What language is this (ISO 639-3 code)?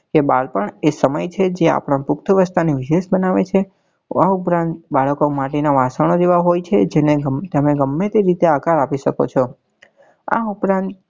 guj